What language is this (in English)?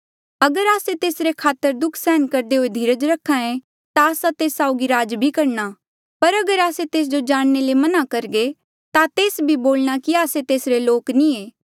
Mandeali